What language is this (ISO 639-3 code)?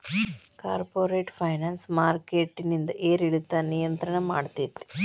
kan